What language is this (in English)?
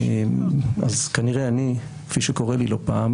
Hebrew